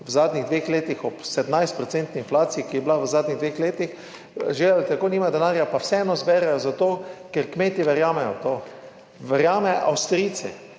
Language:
Slovenian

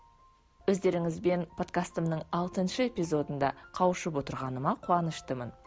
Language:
Kazakh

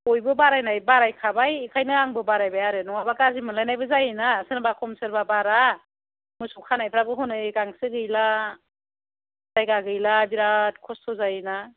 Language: Bodo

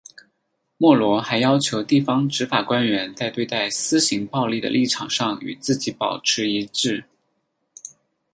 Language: Chinese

